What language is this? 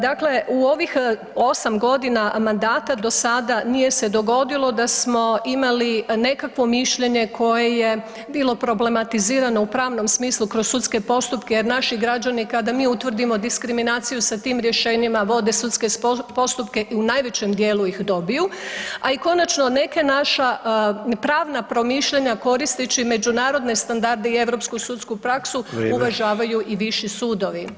Croatian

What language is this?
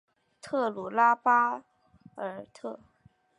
Chinese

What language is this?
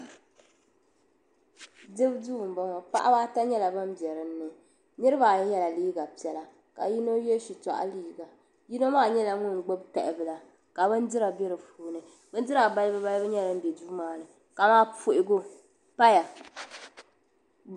Dagbani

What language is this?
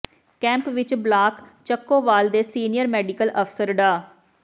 Punjabi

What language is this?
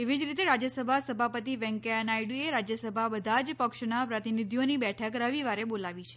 Gujarati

